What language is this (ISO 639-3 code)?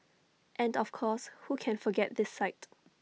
eng